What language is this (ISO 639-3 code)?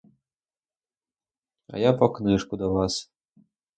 ukr